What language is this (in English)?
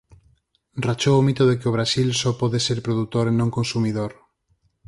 Galician